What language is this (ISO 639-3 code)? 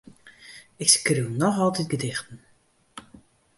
fry